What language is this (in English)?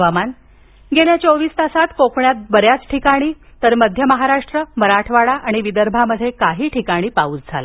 Marathi